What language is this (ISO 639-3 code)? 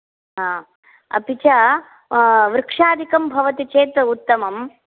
san